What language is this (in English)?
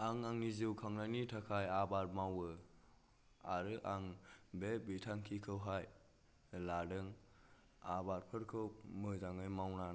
Bodo